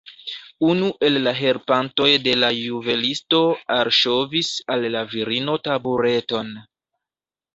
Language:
Esperanto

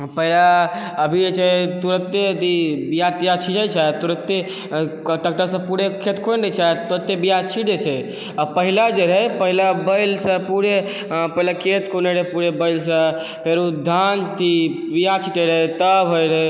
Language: Maithili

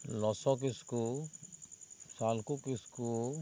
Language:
Santali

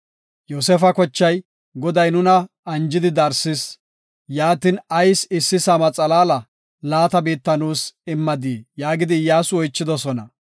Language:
Gofa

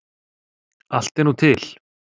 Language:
Icelandic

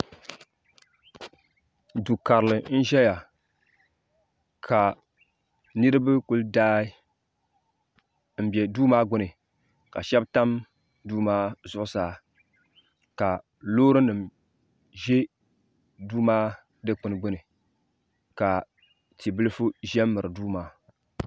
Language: Dagbani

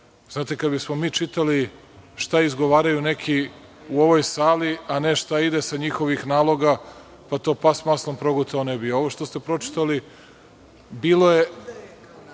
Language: Serbian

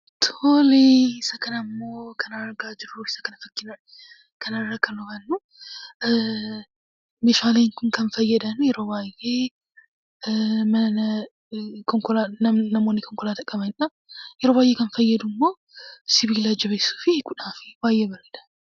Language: Oromo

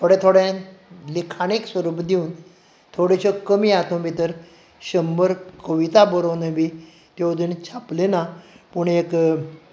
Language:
Konkani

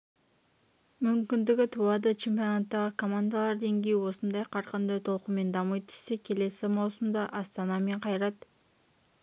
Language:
Kazakh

